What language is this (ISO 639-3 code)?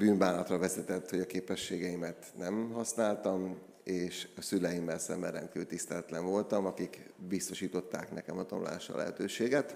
hun